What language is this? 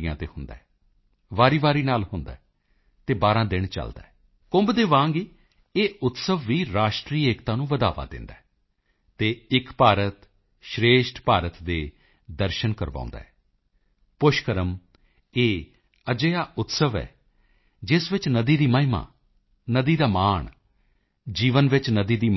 Punjabi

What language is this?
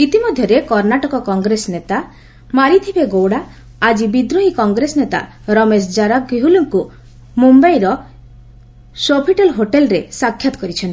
Odia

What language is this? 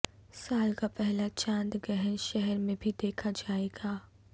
Urdu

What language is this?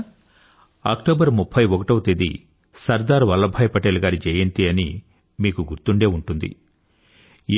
Telugu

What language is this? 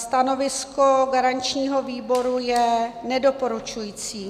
Czech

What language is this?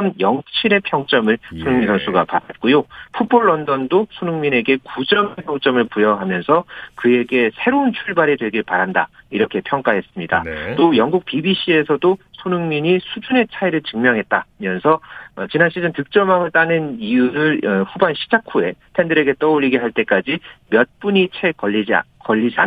Korean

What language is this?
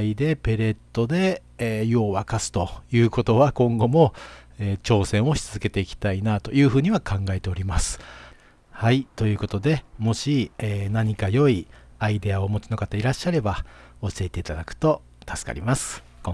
Japanese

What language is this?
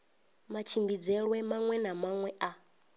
Venda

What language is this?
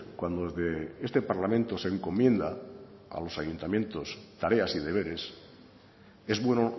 Spanish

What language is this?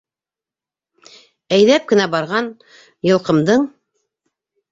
Bashkir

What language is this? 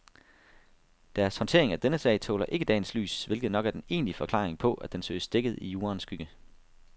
Danish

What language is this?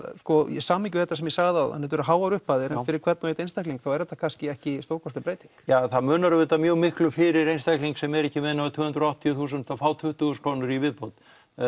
Icelandic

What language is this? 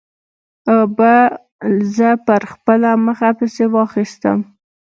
Pashto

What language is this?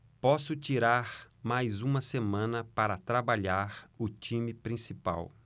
Portuguese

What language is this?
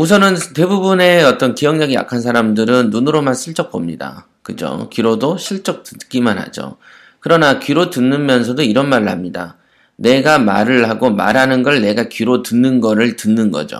Korean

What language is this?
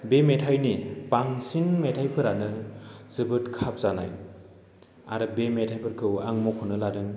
Bodo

